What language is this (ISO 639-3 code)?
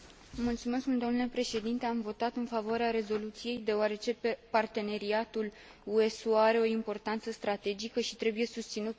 ron